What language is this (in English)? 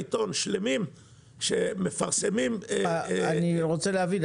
Hebrew